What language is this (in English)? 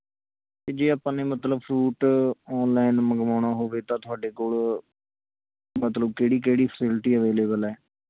Punjabi